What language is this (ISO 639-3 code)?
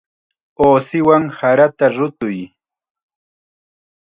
qxa